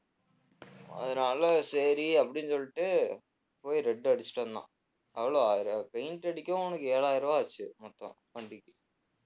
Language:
Tamil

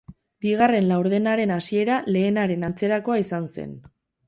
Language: Basque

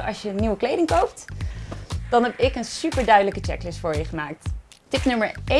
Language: Dutch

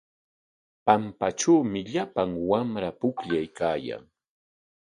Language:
Corongo Ancash Quechua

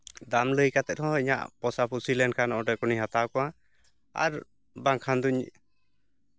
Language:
Santali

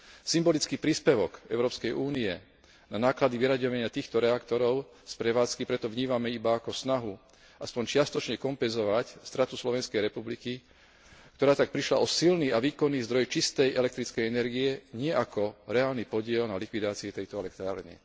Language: Slovak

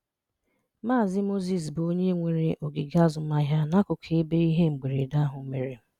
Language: Igbo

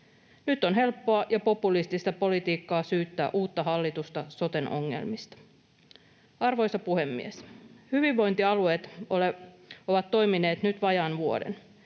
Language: Finnish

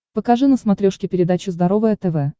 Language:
Russian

